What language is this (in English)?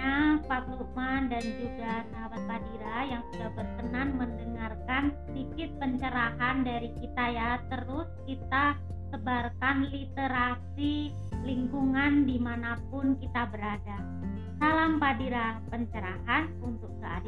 Indonesian